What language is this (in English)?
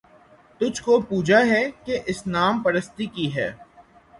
Urdu